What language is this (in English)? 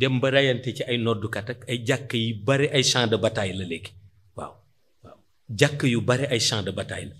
Indonesian